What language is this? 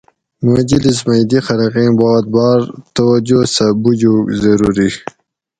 Gawri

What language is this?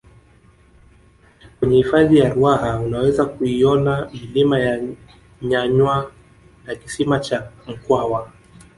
Swahili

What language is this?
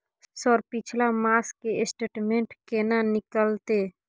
Maithili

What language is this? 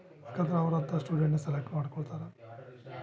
Kannada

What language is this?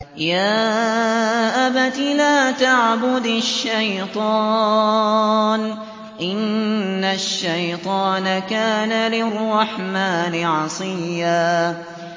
Arabic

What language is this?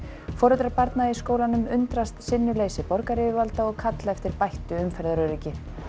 Icelandic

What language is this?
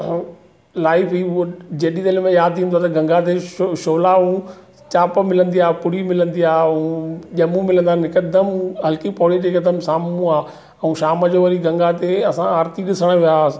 Sindhi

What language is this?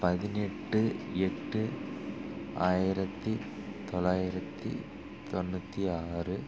Tamil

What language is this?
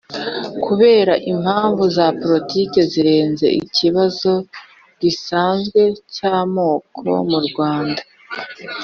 Kinyarwanda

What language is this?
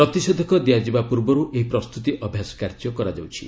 Odia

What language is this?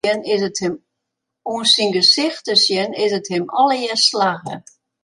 Western Frisian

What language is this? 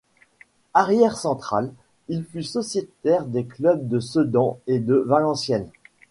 French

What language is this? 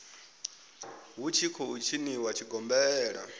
Venda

